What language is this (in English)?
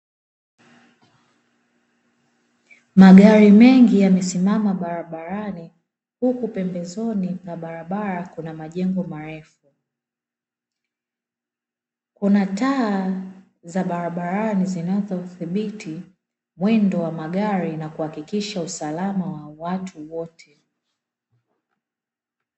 Swahili